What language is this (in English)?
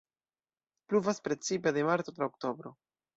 Esperanto